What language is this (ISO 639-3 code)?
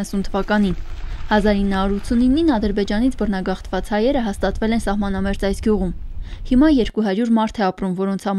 ron